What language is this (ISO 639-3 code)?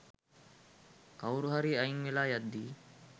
sin